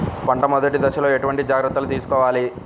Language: Telugu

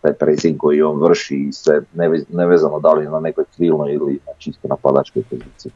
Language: Croatian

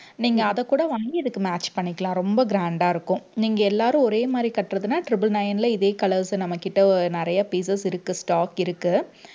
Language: Tamil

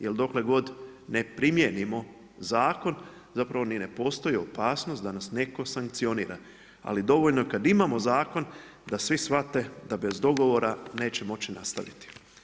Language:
Croatian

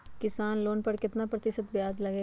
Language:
Magahi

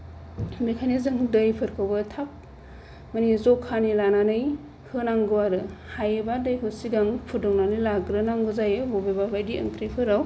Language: Bodo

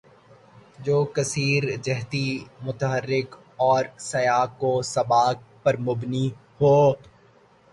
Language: Urdu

